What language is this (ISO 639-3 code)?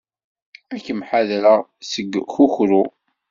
kab